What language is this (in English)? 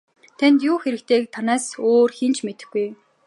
Mongolian